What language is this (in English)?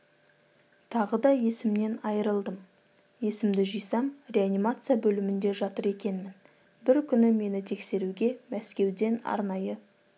Kazakh